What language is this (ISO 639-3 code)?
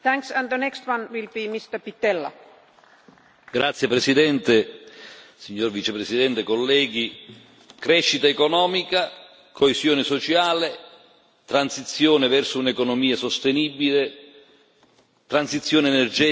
ita